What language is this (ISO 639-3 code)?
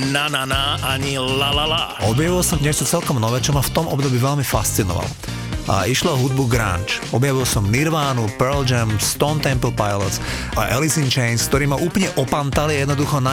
slk